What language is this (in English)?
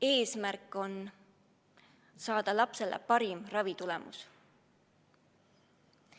Estonian